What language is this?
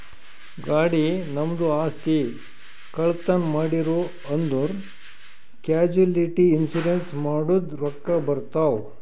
Kannada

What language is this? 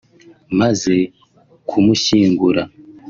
Kinyarwanda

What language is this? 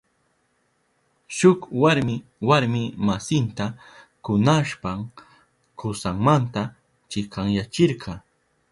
Southern Pastaza Quechua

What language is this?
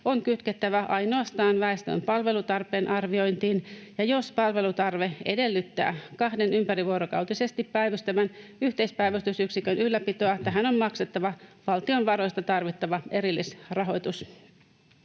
Finnish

